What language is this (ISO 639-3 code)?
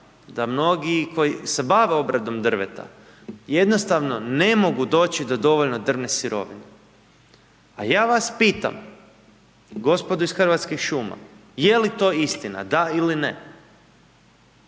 hrv